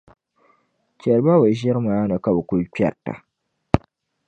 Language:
Dagbani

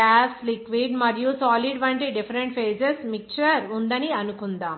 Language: Telugu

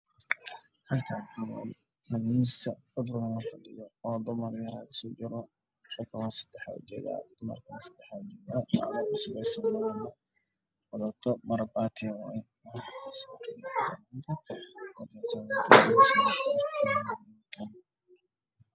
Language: Somali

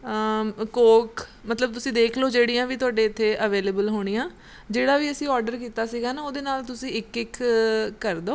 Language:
Punjabi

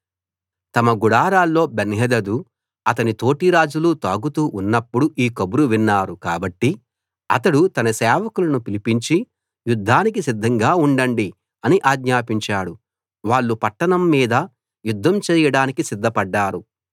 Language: Telugu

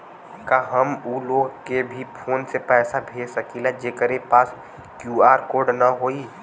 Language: Bhojpuri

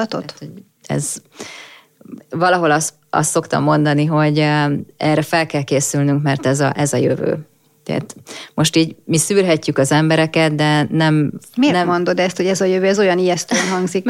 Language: Hungarian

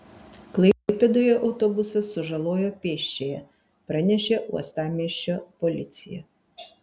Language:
Lithuanian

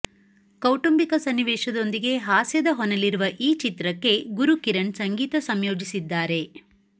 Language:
Kannada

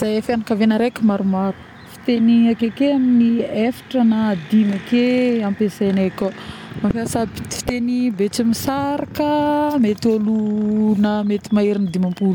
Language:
Northern Betsimisaraka Malagasy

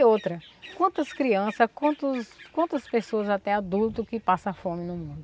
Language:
Portuguese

